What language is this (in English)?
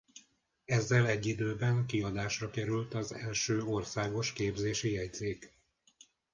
Hungarian